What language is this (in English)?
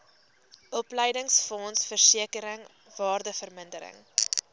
Afrikaans